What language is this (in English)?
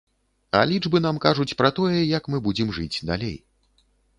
Belarusian